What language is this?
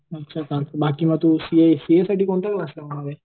Marathi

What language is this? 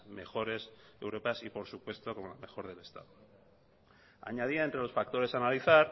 Spanish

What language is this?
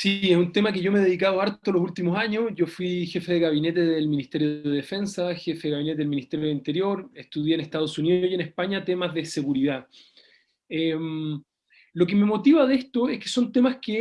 Spanish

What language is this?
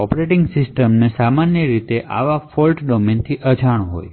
Gujarati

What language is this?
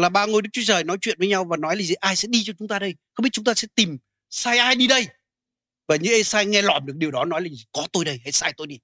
Vietnamese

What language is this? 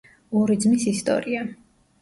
Georgian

